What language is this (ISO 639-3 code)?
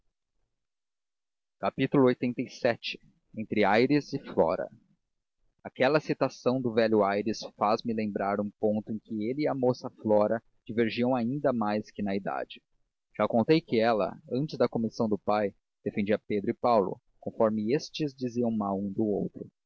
por